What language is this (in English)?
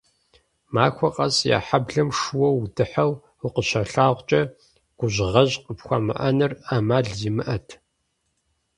Kabardian